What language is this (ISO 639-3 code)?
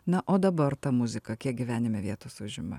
lit